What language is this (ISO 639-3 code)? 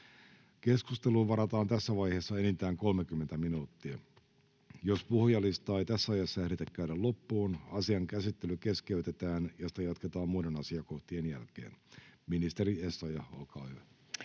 fin